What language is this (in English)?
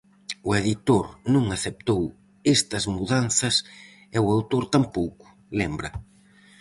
Galician